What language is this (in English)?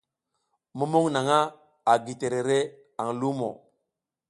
South Giziga